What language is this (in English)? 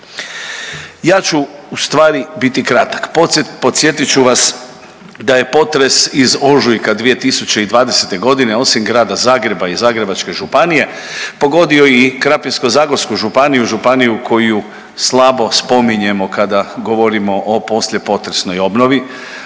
Croatian